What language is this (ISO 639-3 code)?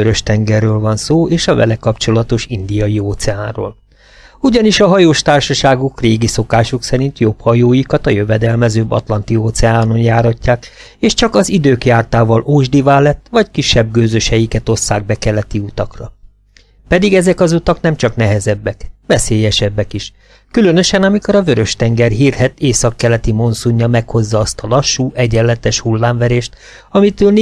hun